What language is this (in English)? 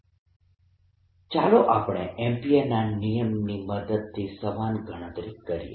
Gujarati